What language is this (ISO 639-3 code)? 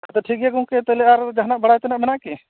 sat